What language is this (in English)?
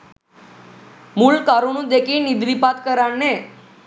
Sinhala